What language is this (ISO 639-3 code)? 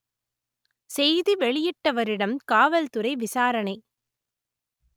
tam